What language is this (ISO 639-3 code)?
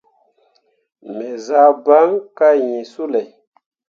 mua